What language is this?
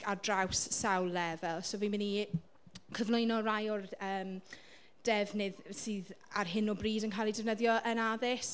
Welsh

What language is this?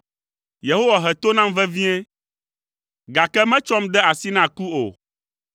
Ewe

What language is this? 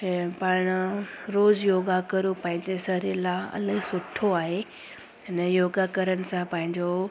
Sindhi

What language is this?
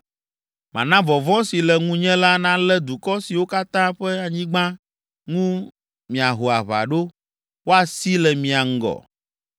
Ewe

